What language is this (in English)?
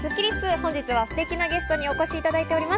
Japanese